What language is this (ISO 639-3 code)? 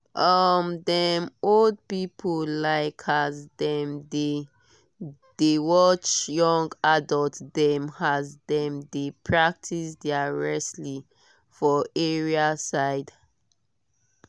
pcm